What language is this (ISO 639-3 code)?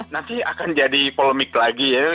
ind